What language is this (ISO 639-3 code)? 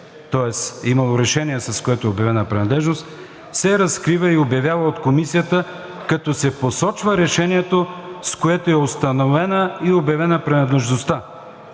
bul